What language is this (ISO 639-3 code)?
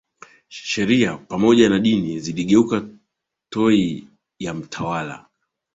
swa